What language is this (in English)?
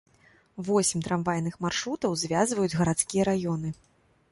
Belarusian